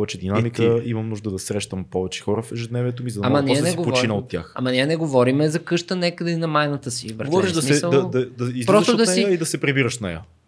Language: Bulgarian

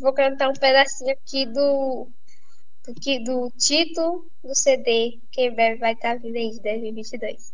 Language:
Portuguese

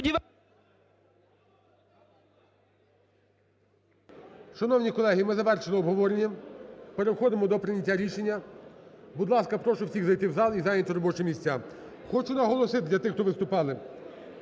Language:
Ukrainian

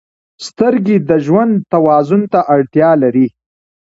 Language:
Pashto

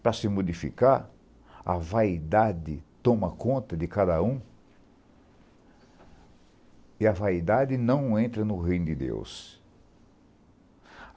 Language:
Portuguese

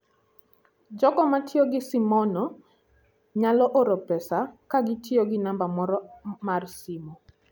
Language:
Luo (Kenya and Tanzania)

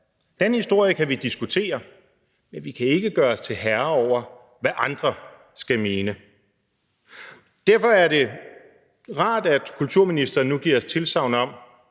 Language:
Danish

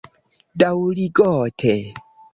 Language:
Esperanto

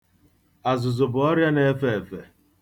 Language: Igbo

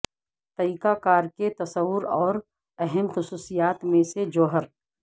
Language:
Urdu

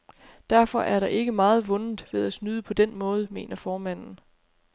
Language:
Danish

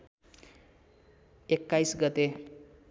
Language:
Nepali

